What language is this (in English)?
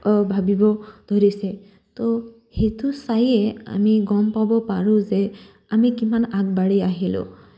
Assamese